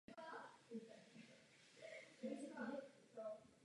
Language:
Czech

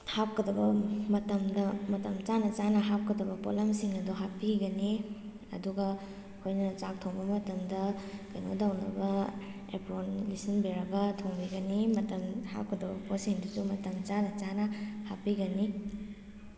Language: Manipuri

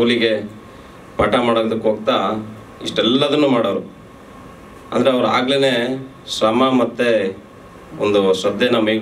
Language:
Romanian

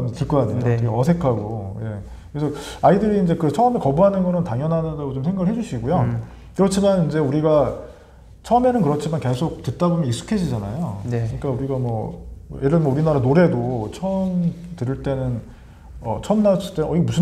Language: Korean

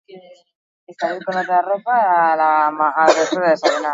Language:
Basque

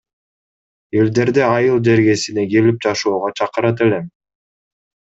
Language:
Kyrgyz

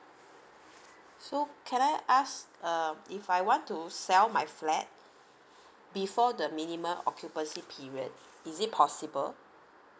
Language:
English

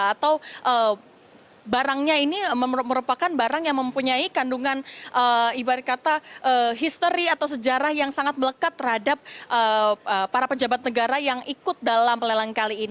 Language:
Indonesian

